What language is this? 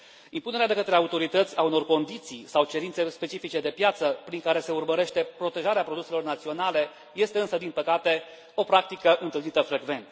Romanian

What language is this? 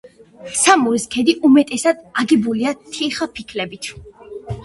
Georgian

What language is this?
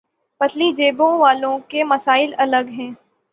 Urdu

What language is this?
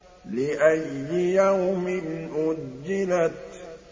Arabic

